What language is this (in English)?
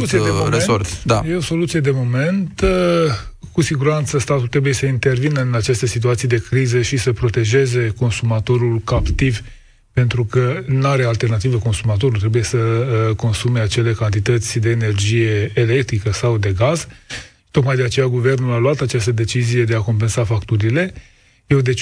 Romanian